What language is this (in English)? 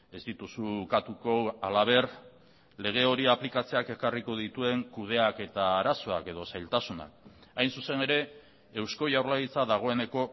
Basque